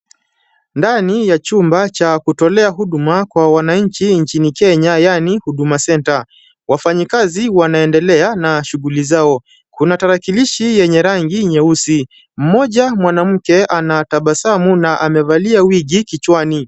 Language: Swahili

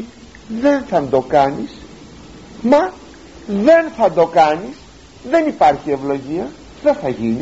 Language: Greek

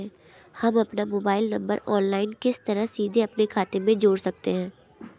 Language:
Hindi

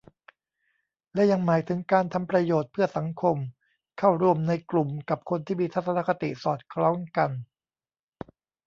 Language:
Thai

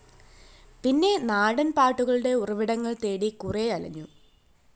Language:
Malayalam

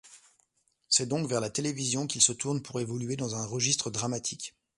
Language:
French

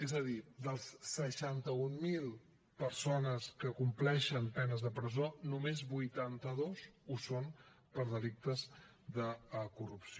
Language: Catalan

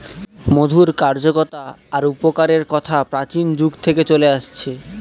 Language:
Bangla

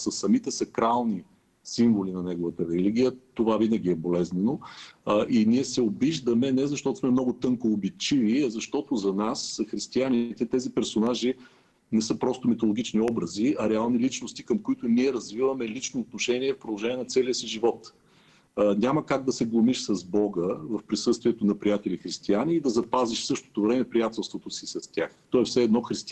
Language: Bulgarian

